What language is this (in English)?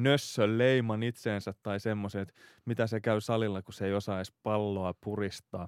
Finnish